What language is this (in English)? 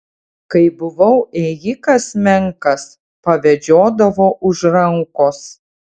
Lithuanian